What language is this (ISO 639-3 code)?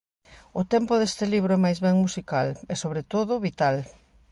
glg